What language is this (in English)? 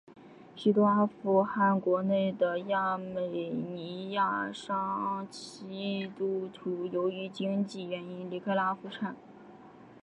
Chinese